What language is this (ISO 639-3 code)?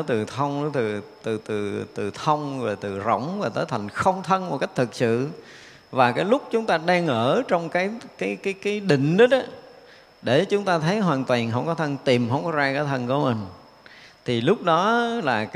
vie